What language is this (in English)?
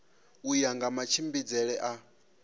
Venda